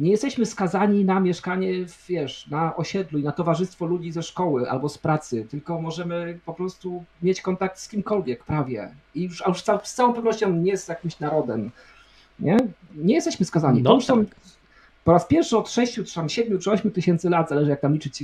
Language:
Polish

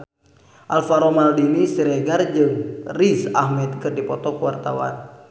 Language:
Sundanese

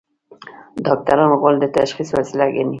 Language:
Pashto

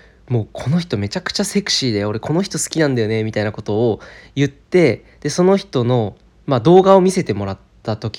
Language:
Japanese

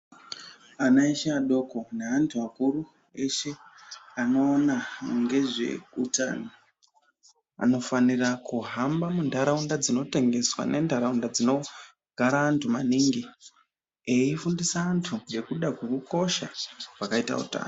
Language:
Ndau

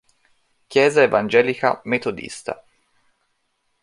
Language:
Italian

